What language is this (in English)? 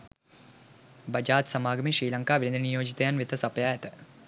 Sinhala